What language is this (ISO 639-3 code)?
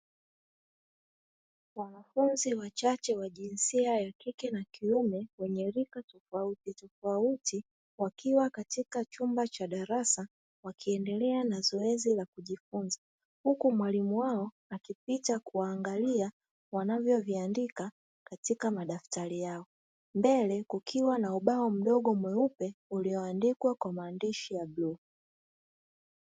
swa